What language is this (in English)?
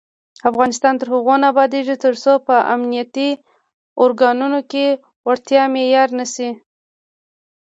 Pashto